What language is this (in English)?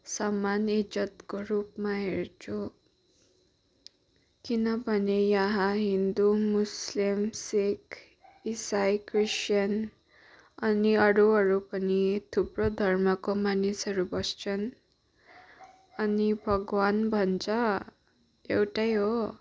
Nepali